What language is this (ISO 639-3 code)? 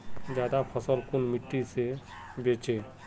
mag